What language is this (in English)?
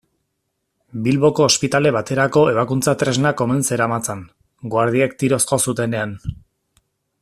Basque